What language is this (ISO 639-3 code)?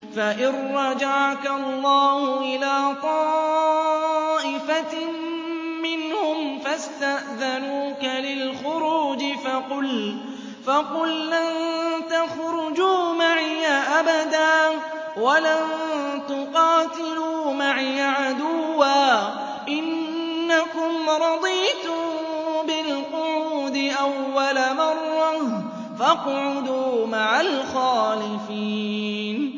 ara